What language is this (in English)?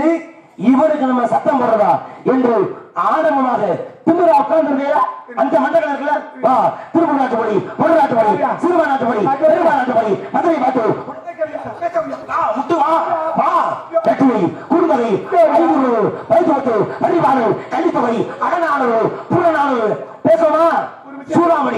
Arabic